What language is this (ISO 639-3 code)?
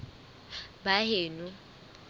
sot